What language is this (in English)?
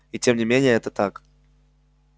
Russian